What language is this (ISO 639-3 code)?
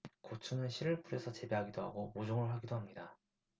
kor